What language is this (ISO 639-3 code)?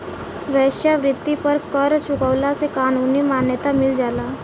bho